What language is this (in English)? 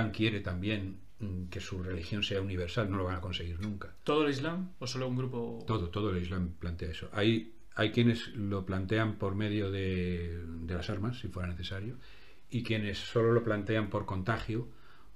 Spanish